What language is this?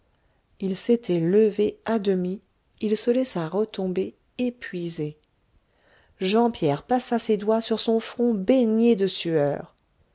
French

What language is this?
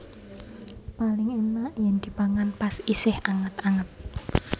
Javanese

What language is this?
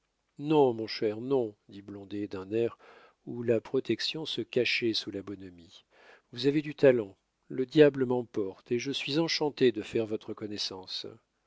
French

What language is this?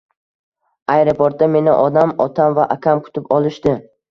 Uzbek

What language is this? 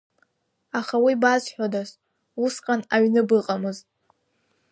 Abkhazian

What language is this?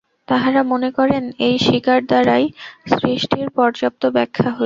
Bangla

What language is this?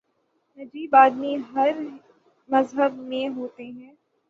Urdu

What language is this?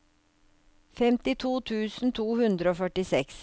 Norwegian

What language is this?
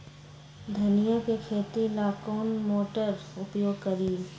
Magahi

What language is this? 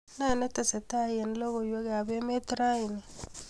Kalenjin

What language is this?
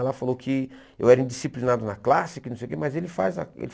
Portuguese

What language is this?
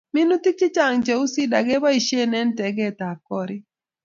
Kalenjin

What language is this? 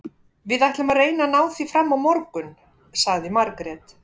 Icelandic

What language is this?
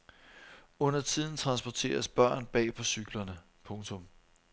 Danish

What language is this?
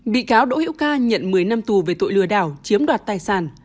Vietnamese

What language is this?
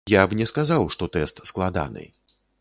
Belarusian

